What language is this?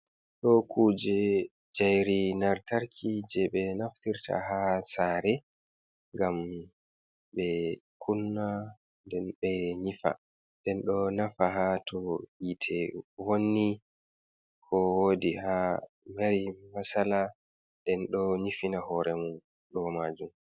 Fula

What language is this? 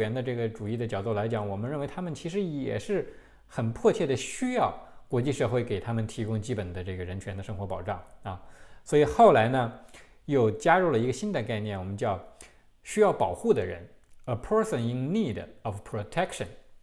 Chinese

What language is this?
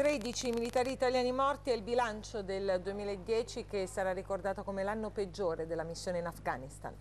Italian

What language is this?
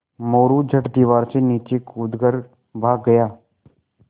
Hindi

